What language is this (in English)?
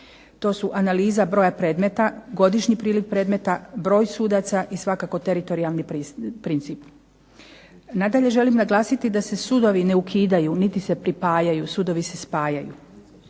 Croatian